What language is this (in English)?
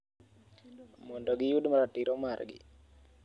Luo (Kenya and Tanzania)